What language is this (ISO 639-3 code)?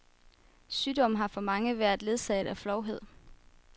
dan